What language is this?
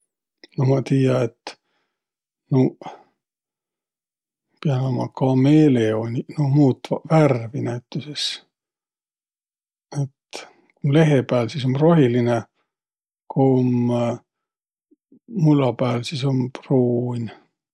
Võro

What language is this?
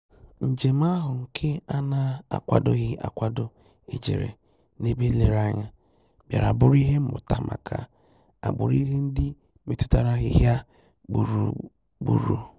Igbo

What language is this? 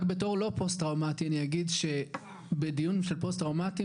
Hebrew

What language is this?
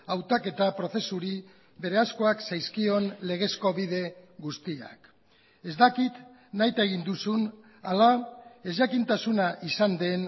Basque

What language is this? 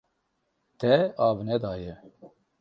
Kurdish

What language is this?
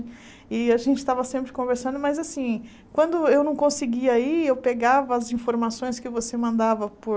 Portuguese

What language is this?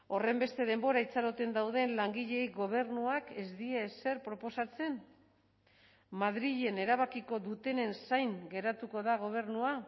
Basque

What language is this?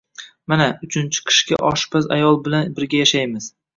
Uzbek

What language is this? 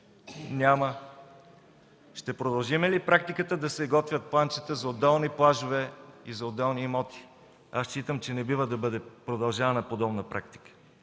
Bulgarian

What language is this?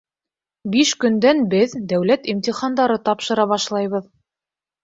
Bashkir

